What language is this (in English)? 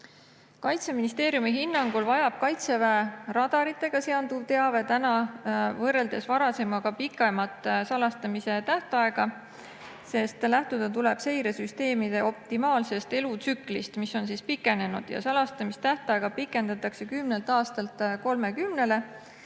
Estonian